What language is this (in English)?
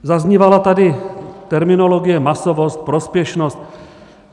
Czech